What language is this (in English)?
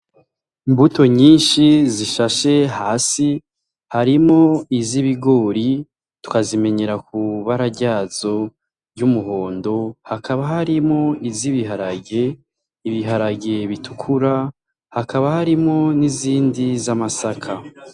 Rundi